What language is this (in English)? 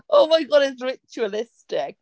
English